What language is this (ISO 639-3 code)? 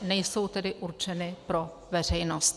ces